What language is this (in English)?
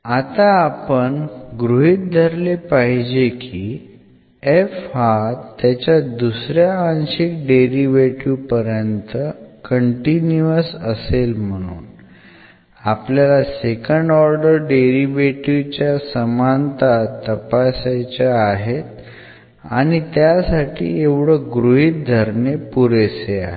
Marathi